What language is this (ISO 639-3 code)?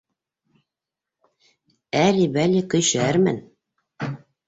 bak